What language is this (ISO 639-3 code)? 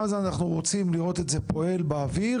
heb